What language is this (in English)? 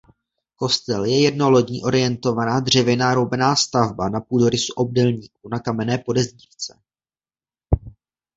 Czech